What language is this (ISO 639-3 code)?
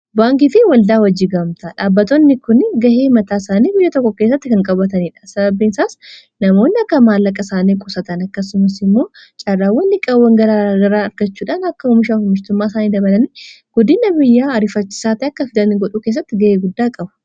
orm